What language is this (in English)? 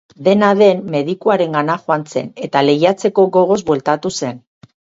Basque